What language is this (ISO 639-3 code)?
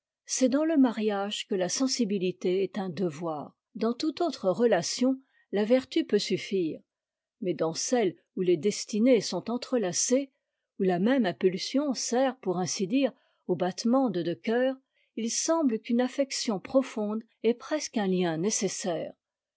fra